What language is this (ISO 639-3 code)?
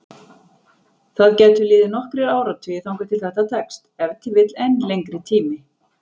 isl